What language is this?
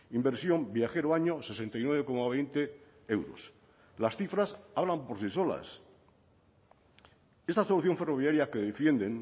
Spanish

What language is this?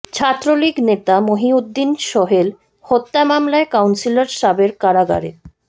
Bangla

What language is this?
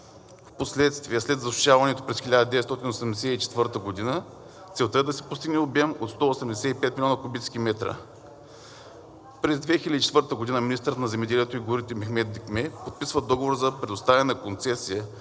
Bulgarian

